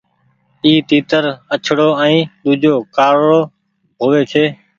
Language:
Goaria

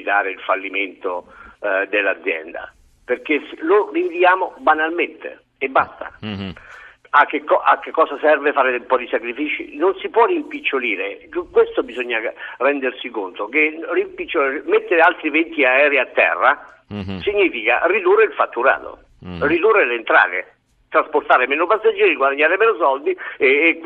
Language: Italian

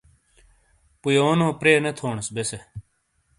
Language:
Shina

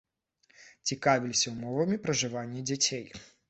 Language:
Belarusian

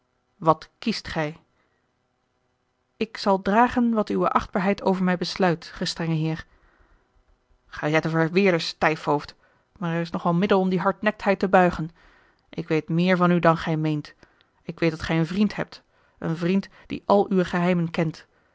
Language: Dutch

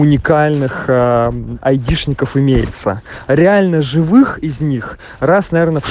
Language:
Russian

